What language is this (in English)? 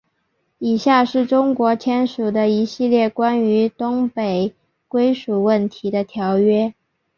Chinese